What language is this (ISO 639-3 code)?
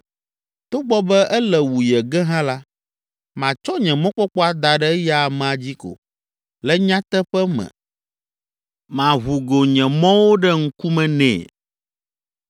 ewe